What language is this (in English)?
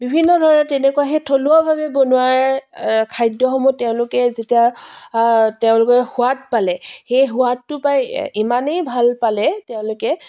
Assamese